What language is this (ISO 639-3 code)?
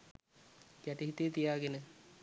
sin